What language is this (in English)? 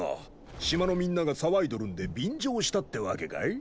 Japanese